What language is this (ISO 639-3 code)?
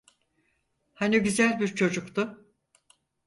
tur